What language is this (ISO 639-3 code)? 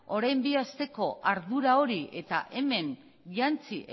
eus